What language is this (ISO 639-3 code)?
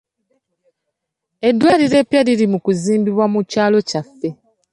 lug